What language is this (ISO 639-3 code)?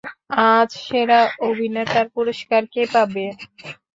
ben